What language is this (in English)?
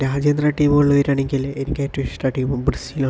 Malayalam